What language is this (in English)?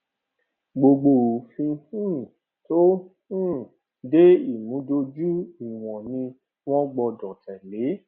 Yoruba